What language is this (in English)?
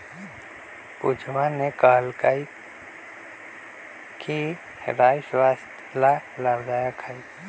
Magahi